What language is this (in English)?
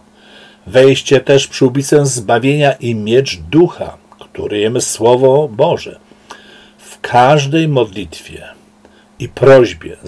Polish